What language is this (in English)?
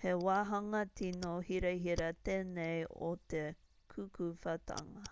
Māori